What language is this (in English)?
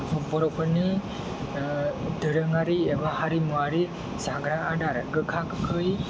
Bodo